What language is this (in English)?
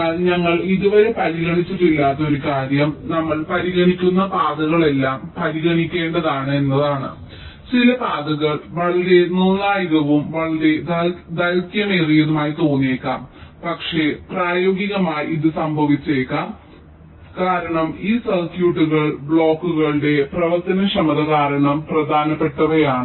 Malayalam